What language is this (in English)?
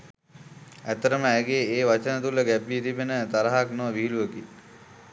Sinhala